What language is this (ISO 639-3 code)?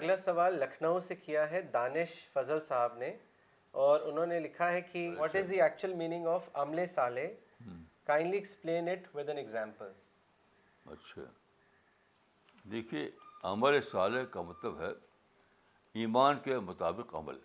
urd